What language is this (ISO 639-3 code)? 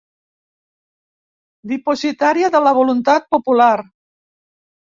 cat